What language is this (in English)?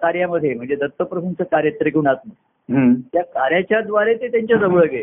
Marathi